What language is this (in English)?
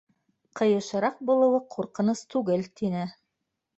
Bashkir